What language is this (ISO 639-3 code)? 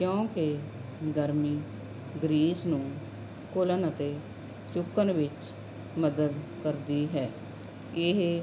pan